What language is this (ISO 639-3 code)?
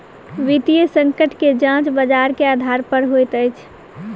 mai